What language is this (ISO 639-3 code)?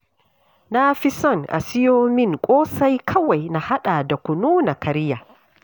hau